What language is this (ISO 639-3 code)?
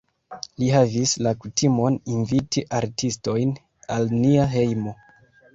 epo